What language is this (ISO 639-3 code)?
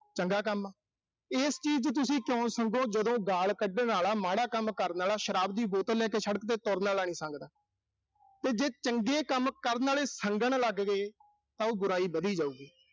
pan